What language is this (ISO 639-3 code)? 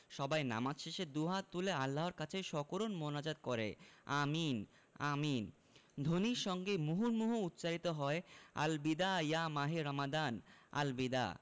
ben